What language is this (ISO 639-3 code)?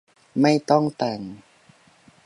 tha